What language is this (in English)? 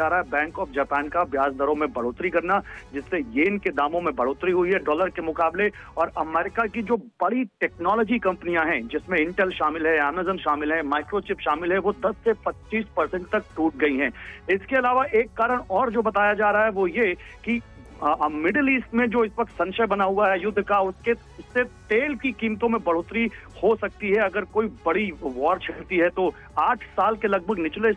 Hindi